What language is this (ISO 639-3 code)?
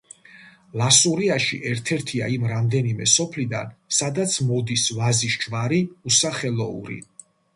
kat